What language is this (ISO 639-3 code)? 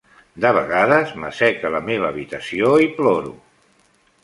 cat